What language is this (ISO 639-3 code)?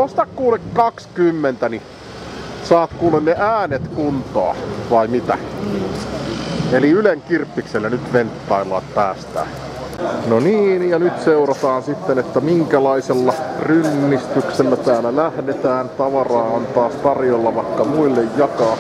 fin